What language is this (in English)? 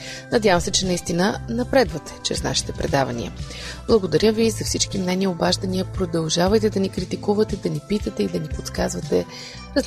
Bulgarian